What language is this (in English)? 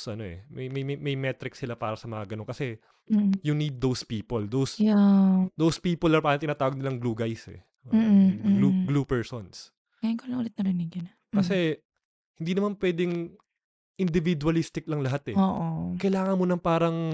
Filipino